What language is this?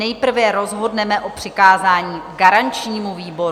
Czech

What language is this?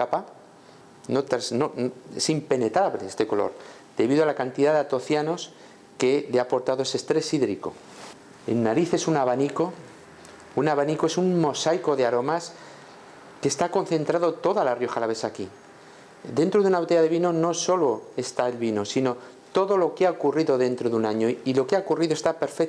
Spanish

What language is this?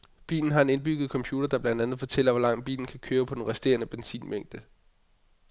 Danish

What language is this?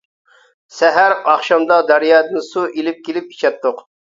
Uyghur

